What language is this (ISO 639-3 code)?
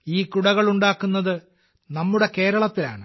mal